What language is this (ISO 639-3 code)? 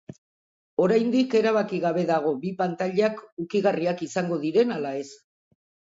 eus